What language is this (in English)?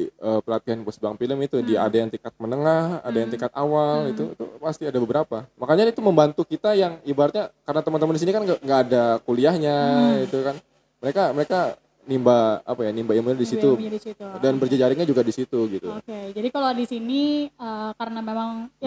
Indonesian